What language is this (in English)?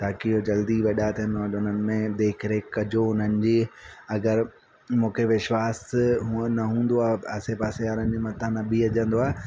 Sindhi